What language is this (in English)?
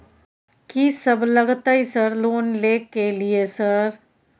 Maithili